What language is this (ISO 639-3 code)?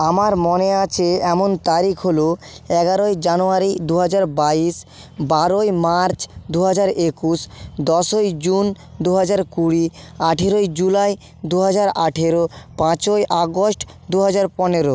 ben